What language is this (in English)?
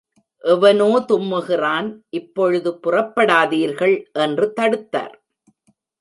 Tamil